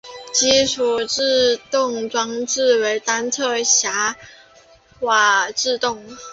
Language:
Chinese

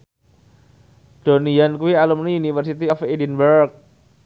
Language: Javanese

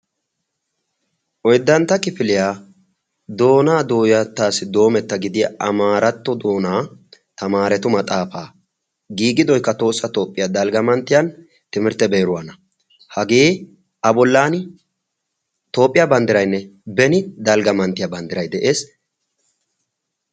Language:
Wolaytta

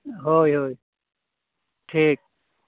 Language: Santali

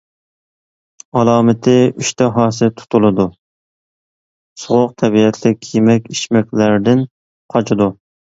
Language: Uyghur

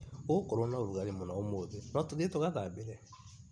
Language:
Kikuyu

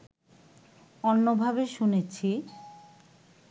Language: Bangla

